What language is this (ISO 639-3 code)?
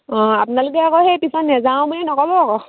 asm